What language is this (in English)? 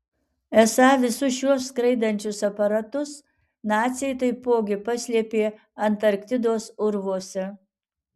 Lithuanian